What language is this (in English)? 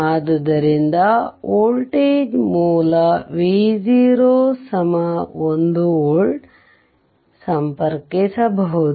Kannada